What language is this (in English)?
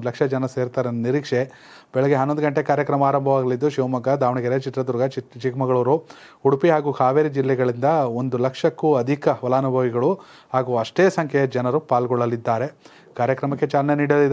Kannada